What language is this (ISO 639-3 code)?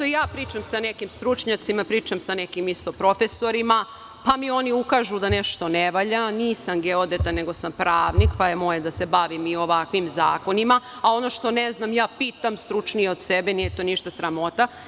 srp